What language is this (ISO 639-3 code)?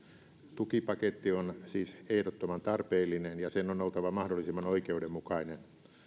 fin